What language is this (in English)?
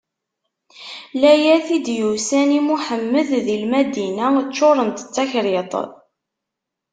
Kabyle